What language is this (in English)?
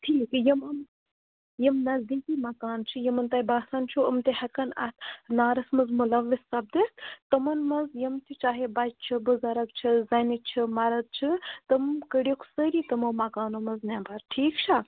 Kashmiri